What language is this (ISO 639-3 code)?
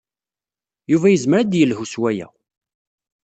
kab